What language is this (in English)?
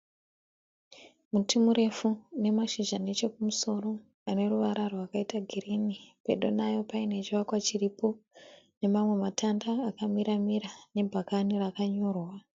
Shona